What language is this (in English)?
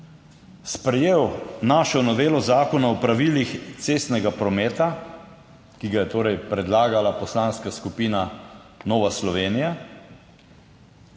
Slovenian